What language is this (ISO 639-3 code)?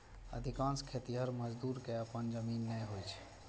mai